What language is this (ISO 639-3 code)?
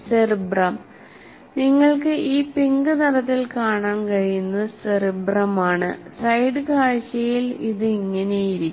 mal